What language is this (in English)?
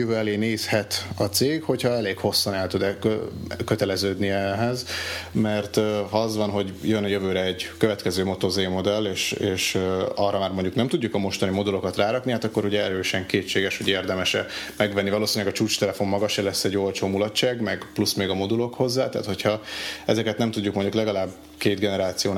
Hungarian